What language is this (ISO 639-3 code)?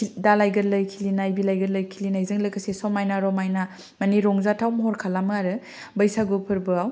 brx